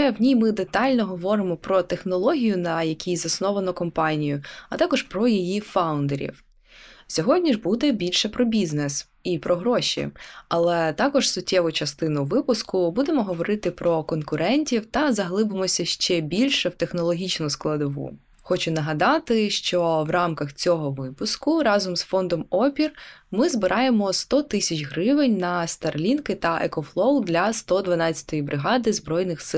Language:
Ukrainian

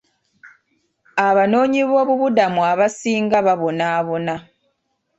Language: Ganda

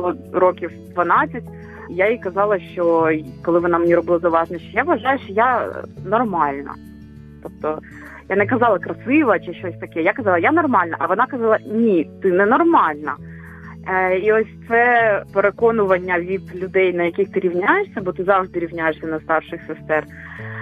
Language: Ukrainian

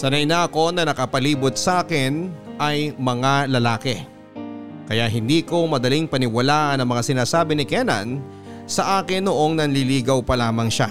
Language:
Filipino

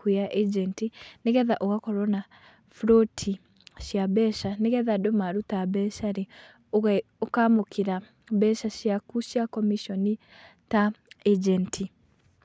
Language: Kikuyu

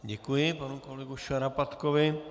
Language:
Czech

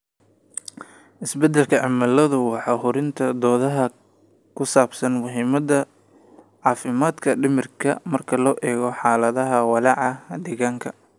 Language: Somali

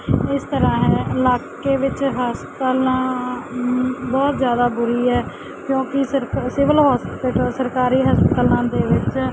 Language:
Punjabi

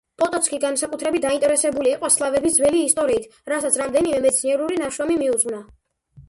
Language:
Georgian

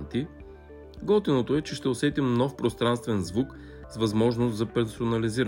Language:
Bulgarian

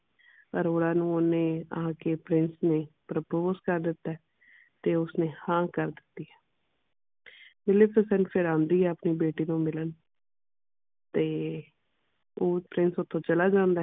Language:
Punjabi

